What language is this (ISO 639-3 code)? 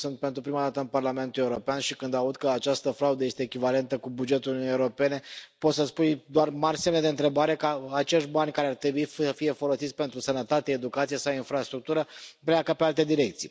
ron